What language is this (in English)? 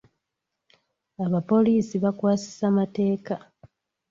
Ganda